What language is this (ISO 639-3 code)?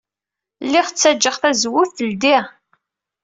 kab